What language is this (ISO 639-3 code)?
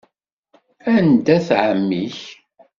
kab